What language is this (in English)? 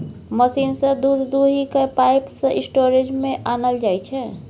Maithili